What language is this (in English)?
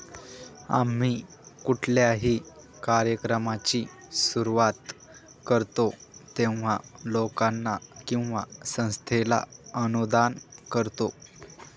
Marathi